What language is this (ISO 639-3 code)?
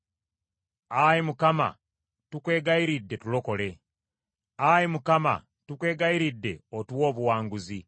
lug